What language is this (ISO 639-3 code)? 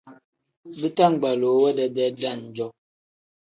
kdh